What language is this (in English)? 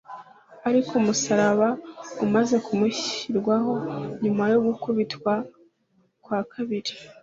Kinyarwanda